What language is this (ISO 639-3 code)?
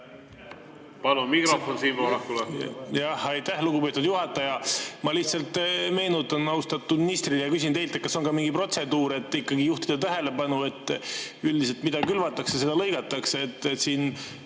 est